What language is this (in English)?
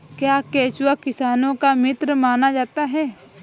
Hindi